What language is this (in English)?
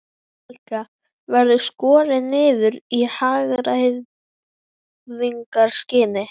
Icelandic